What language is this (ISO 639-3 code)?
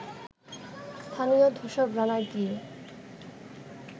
ben